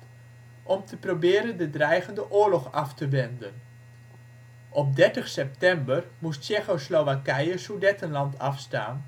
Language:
Dutch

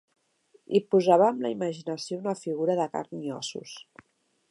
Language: Catalan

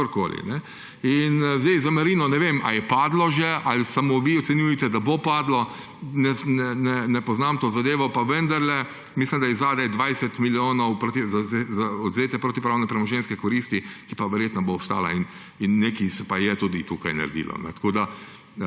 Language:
Slovenian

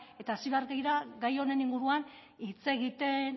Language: Basque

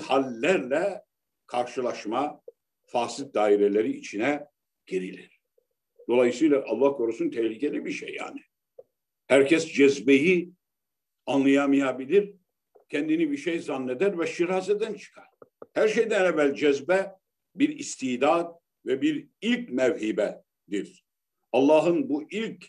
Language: Turkish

